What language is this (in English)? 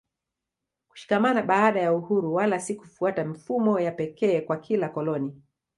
Swahili